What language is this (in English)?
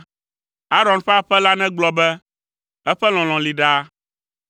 Ewe